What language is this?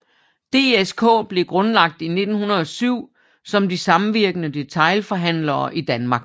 Danish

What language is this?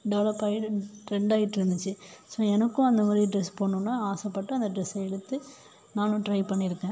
Tamil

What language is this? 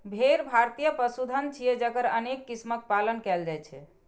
Maithili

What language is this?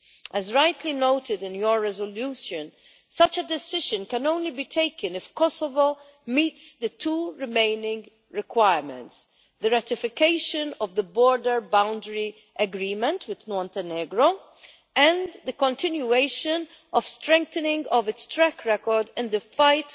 English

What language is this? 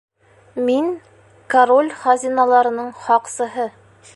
Bashkir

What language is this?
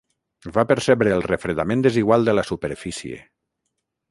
Catalan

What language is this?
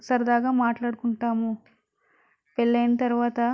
Telugu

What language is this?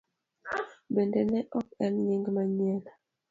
Luo (Kenya and Tanzania)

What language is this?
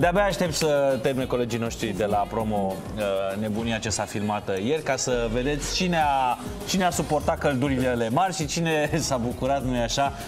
Romanian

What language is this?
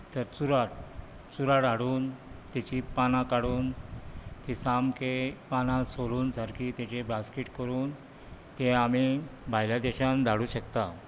Konkani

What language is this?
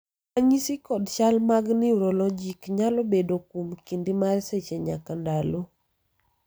Luo (Kenya and Tanzania)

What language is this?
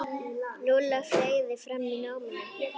Icelandic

